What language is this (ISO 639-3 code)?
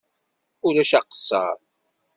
kab